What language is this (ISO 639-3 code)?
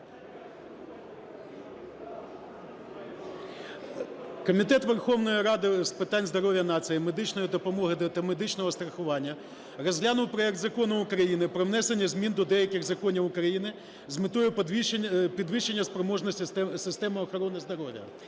ukr